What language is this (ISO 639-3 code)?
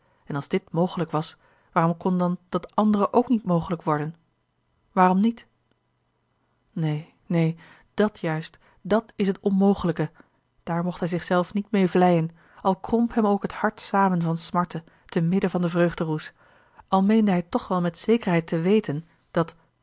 nld